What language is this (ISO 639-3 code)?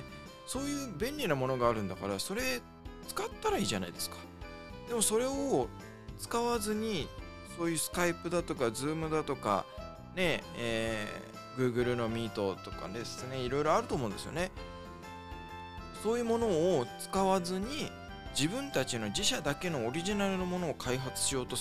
jpn